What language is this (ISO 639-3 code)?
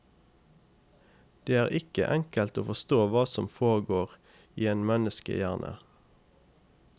nor